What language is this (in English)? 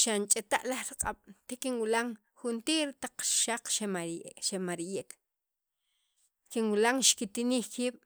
Sacapulteco